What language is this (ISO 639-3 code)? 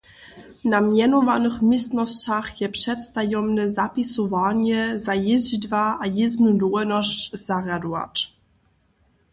hsb